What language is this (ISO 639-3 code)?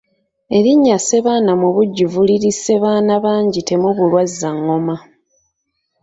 lug